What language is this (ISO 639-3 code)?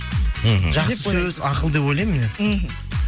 kaz